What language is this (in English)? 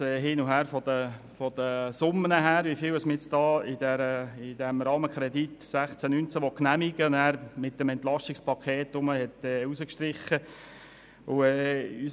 Swiss German